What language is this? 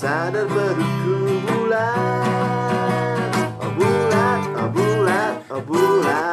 Indonesian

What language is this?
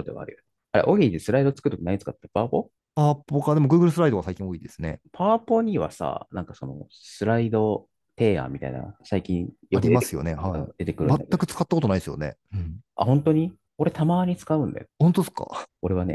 Japanese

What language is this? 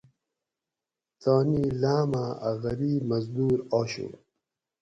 Gawri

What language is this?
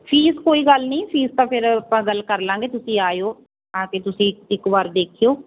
Punjabi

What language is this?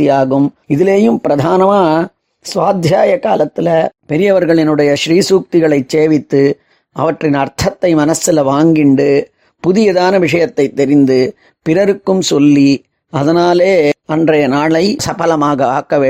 Tamil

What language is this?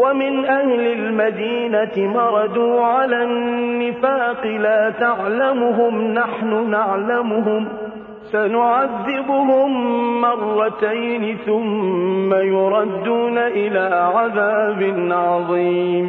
Arabic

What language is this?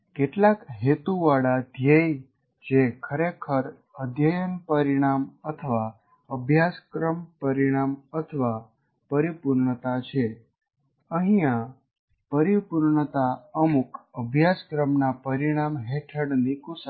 Gujarati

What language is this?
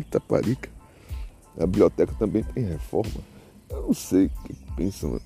Portuguese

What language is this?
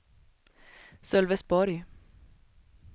Swedish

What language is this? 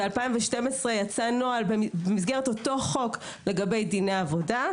Hebrew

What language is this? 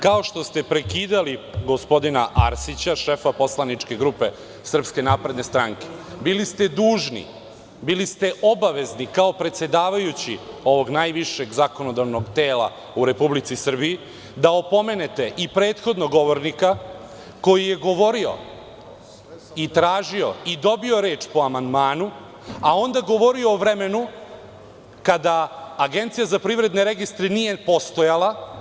Serbian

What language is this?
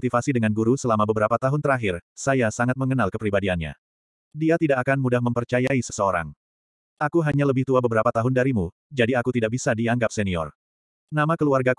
Indonesian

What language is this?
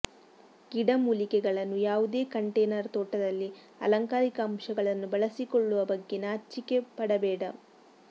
Kannada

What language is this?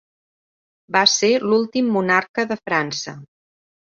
Catalan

